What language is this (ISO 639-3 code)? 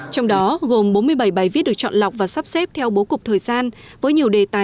vie